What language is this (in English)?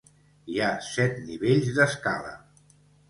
Catalan